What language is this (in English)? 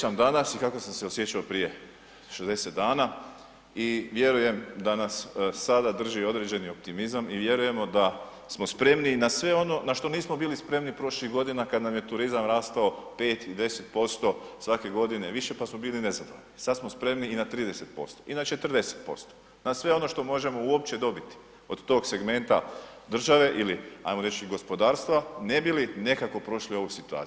Croatian